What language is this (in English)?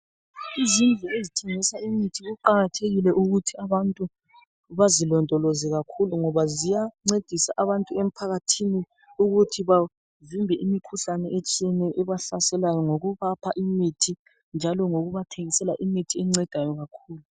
North Ndebele